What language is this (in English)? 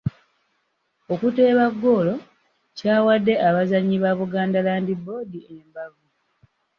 Ganda